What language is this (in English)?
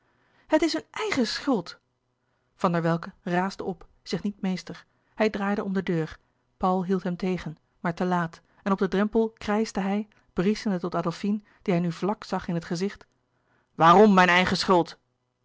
Dutch